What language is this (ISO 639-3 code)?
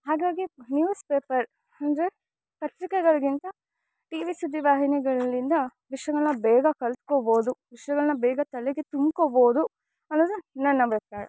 kan